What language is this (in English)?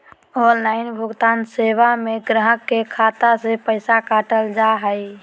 Magahi